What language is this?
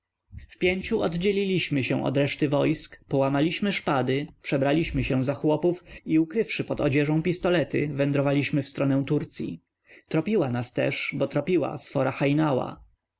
Polish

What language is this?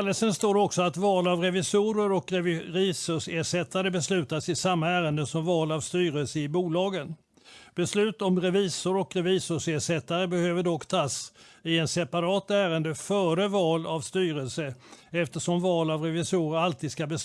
Swedish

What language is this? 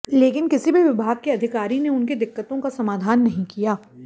Hindi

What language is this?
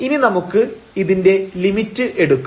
Malayalam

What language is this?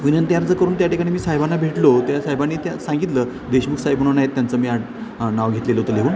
Marathi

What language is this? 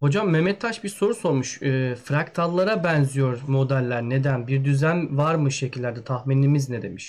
Turkish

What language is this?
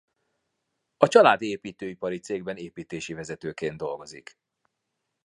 Hungarian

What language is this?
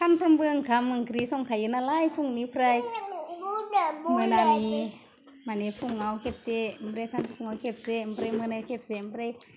Bodo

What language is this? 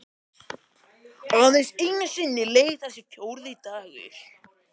Icelandic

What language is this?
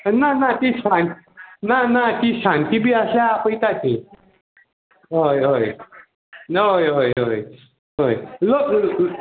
Konkani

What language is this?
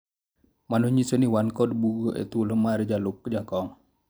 Luo (Kenya and Tanzania)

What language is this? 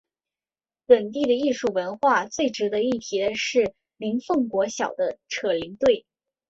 Chinese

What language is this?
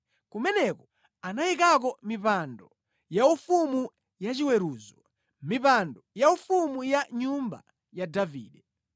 Nyanja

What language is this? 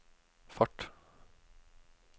Norwegian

